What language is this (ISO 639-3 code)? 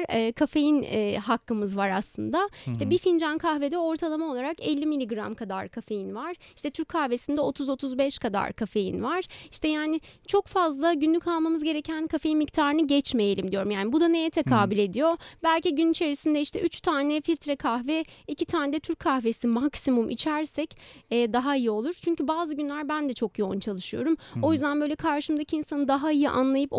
tur